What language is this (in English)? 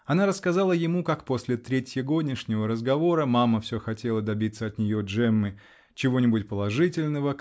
Russian